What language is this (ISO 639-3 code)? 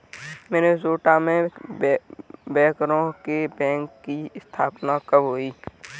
hin